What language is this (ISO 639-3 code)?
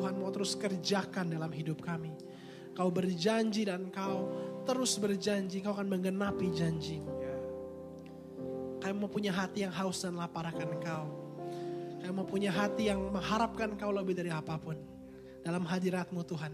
ind